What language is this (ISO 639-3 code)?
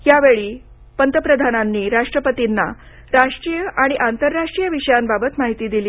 mar